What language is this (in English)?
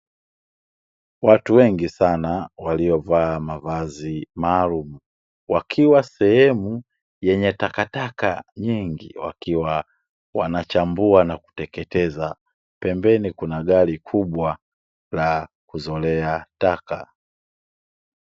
Swahili